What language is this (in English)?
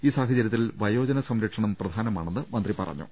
Malayalam